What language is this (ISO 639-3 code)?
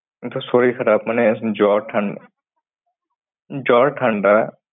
ben